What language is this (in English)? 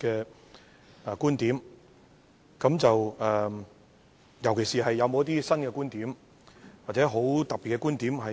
Cantonese